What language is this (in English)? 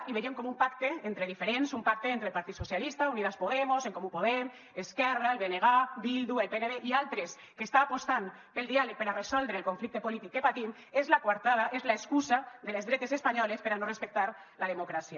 Catalan